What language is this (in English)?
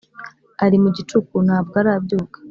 Kinyarwanda